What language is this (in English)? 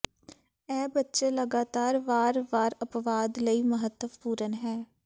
Punjabi